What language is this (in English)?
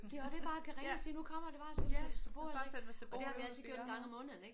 Danish